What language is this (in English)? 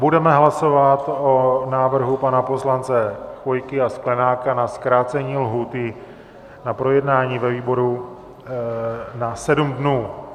Czech